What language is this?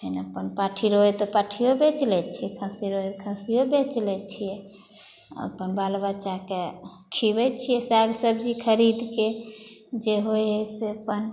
Maithili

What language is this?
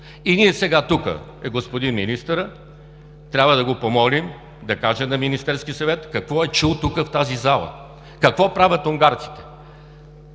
Bulgarian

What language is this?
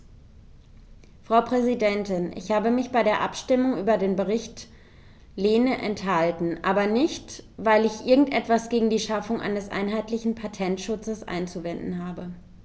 German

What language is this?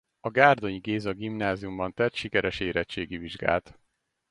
Hungarian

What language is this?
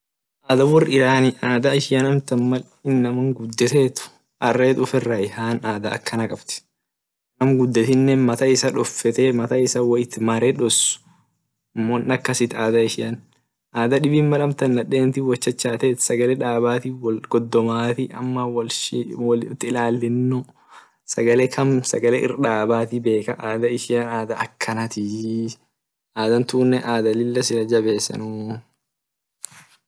Orma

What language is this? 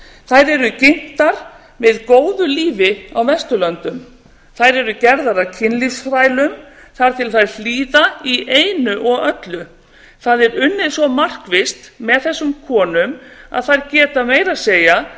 Icelandic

